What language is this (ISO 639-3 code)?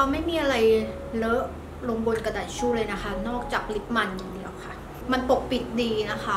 tha